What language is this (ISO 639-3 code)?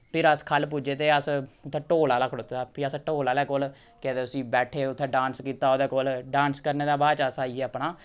doi